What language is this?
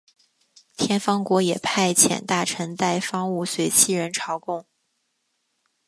Chinese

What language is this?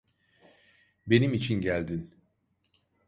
Turkish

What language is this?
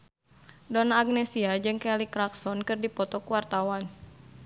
Sundanese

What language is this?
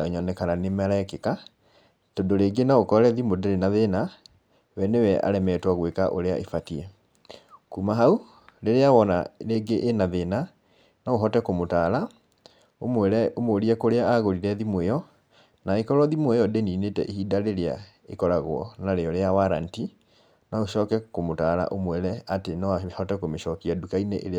Kikuyu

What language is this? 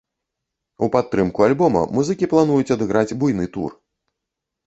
Belarusian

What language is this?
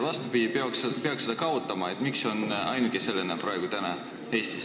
Estonian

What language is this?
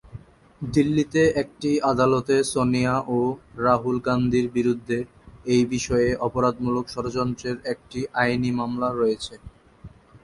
Bangla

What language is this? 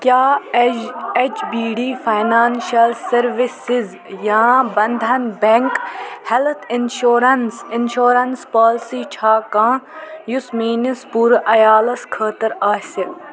Kashmiri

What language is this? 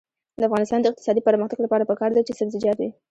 Pashto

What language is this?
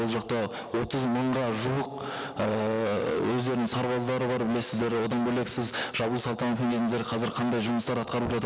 Kazakh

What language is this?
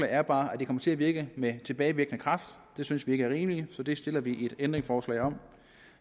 Danish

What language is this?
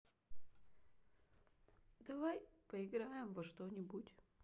Russian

